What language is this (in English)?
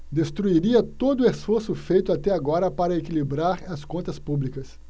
Portuguese